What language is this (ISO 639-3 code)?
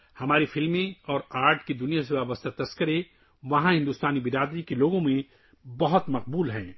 urd